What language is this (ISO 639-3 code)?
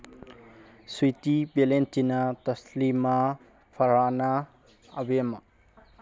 mni